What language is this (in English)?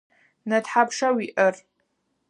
Adyghe